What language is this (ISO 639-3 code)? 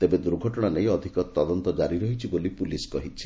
ori